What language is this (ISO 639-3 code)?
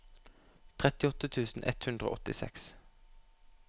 nor